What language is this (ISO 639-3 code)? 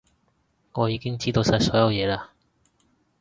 yue